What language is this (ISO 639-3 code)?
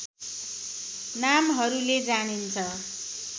nep